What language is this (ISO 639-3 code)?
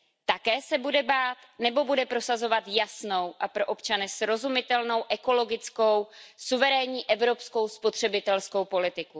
ces